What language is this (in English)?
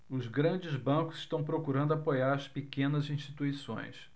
Portuguese